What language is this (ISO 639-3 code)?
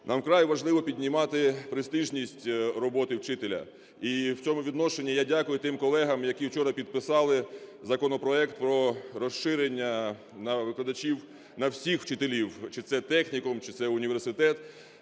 ukr